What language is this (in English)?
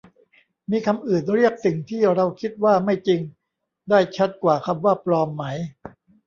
Thai